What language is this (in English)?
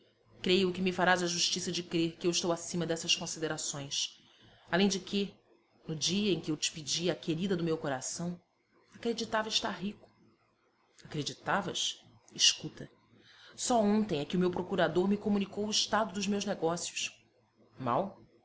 Portuguese